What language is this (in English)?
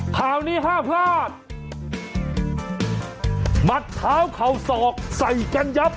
Thai